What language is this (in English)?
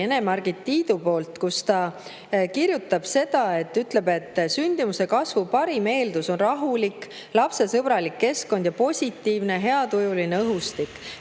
Estonian